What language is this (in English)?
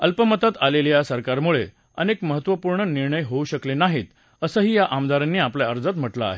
Marathi